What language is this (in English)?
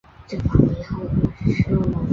Chinese